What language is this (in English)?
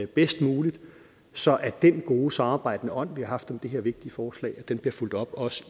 Danish